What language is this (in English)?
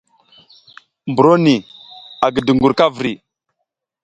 South Giziga